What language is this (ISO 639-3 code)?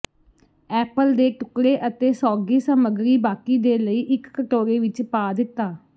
pan